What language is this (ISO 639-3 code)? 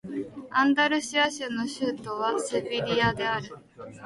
jpn